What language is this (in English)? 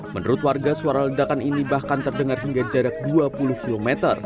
Indonesian